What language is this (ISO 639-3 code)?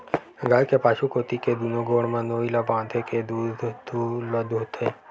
hne